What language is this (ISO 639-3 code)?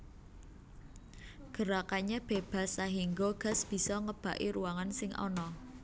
jav